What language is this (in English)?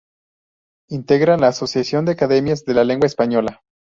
Spanish